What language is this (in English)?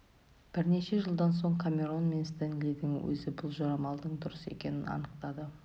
Kazakh